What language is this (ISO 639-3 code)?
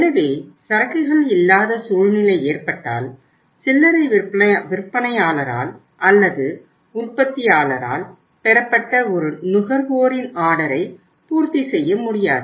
tam